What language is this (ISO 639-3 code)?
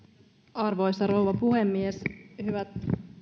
fin